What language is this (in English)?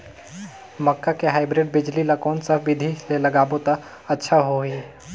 Chhattisgarhi